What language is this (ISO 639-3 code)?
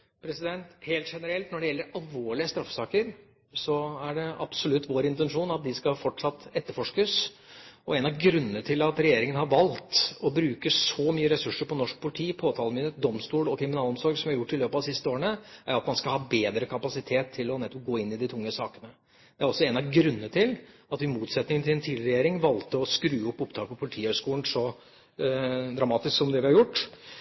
nob